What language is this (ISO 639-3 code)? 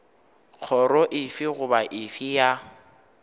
nso